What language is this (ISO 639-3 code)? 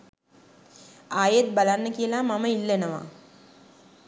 sin